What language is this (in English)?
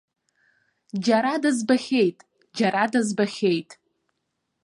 Abkhazian